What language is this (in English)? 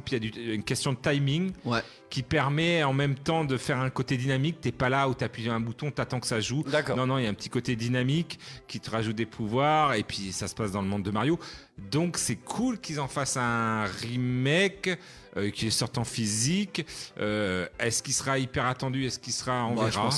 French